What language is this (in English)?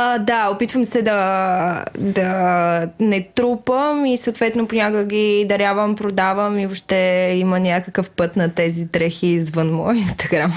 Bulgarian